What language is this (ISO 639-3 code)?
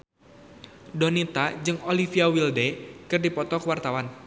sun